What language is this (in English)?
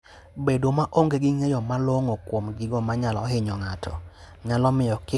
Luo (Kenya and Tanzania)